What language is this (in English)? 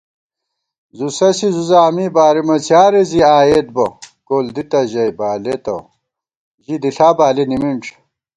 Gawar-Bati